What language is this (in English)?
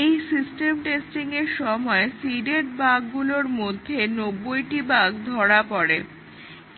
Bangla